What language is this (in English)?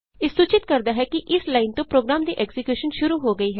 Punjabi